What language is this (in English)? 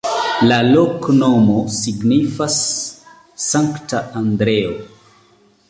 Esperanto